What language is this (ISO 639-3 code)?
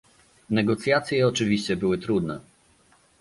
pol